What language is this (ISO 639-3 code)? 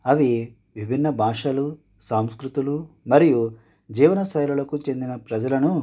tel